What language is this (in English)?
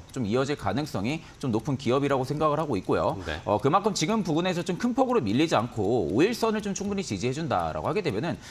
Korean